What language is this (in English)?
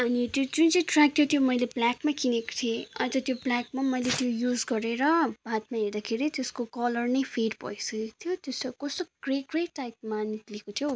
Nepali